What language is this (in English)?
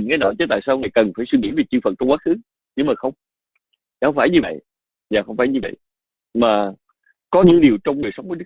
Vietnamese